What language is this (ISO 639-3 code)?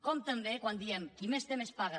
cat